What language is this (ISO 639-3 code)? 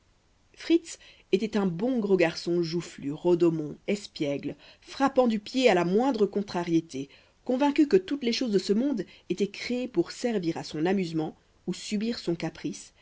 fra